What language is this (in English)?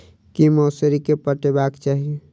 Maithili